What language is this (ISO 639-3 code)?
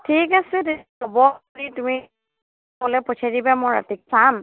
asm